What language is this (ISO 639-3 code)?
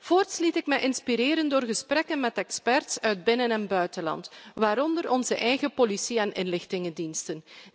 nld